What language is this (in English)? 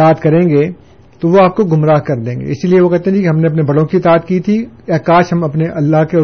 Urdu